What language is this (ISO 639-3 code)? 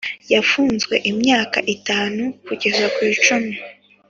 kin